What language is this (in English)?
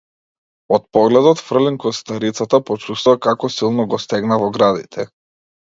Macedonian